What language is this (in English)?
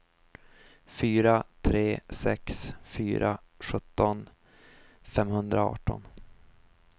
Swedish